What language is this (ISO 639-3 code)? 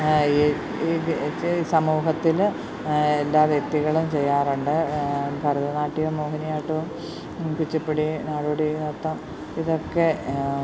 mal